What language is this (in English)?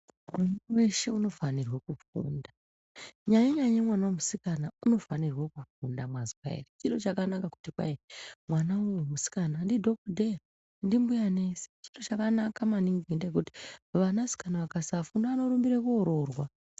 Ndau